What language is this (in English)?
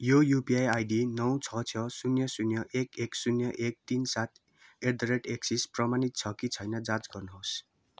Nepali